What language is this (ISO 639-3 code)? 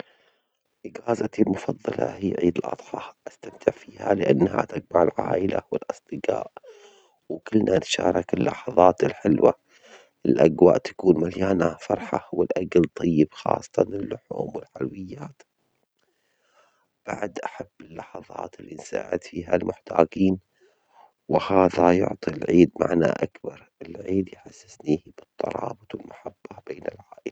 acx